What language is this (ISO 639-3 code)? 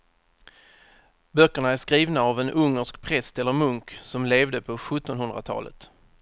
swe